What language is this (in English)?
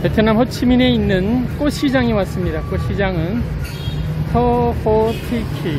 Korean